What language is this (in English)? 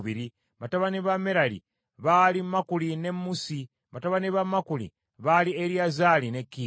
Ganda